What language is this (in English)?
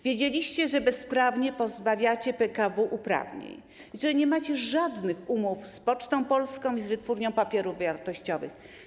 Polish